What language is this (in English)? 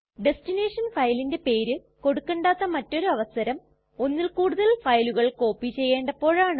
Malayalam